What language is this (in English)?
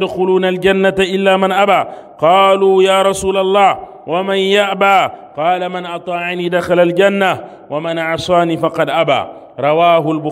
Arabic